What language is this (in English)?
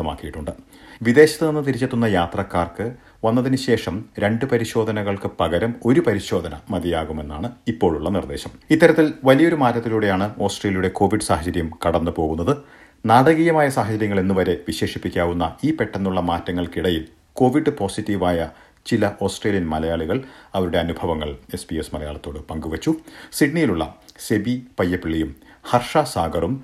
Malayalam